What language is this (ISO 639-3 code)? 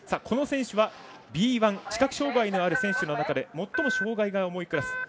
jpn